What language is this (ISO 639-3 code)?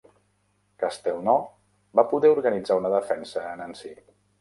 cat